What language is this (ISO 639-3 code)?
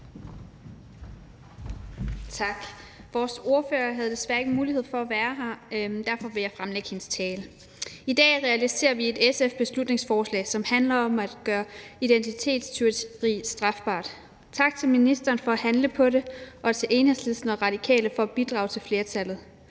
dan